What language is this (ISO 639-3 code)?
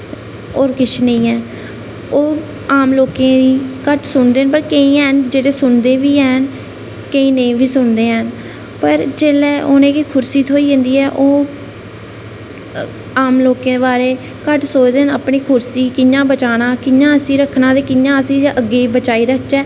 doi